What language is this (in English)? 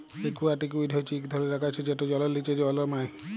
Bangla